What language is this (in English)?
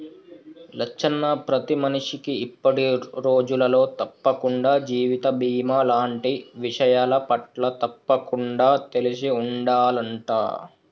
Telugu